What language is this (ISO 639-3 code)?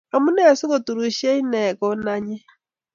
kln